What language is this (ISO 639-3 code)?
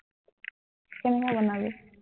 asm